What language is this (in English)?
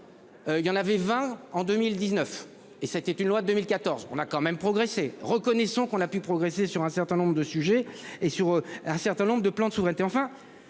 French